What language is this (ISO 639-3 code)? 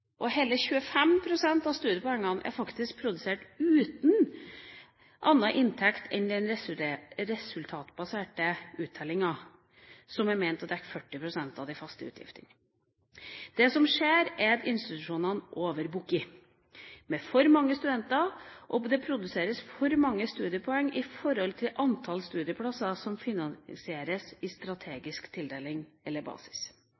nob